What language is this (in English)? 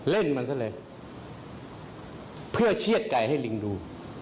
Thai